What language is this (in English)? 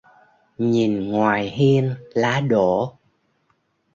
Vietnamese